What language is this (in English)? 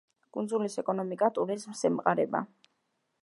Georgian